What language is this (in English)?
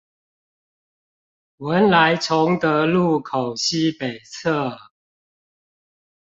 Chinese